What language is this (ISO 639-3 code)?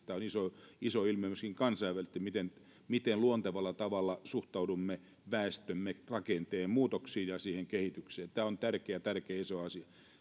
fin